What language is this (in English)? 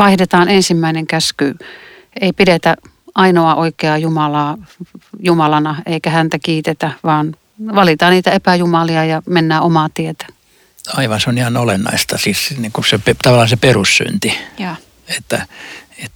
Finnish